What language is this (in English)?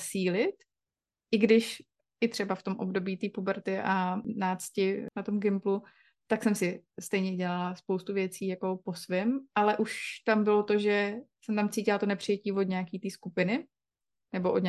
Czech